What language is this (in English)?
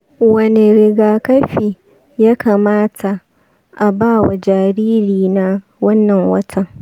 Hausa